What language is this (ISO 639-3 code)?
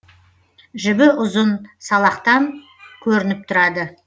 kaz